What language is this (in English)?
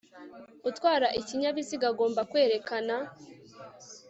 Kinyarwanda